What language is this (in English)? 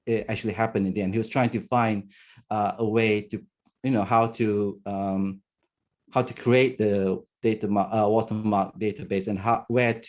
English